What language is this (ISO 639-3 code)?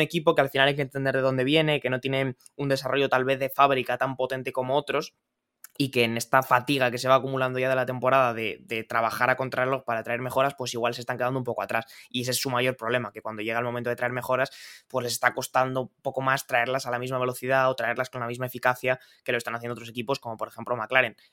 spa